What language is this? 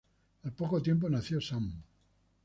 Spanish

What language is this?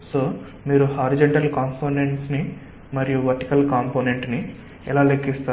Telugu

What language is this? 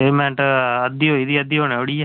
Dogri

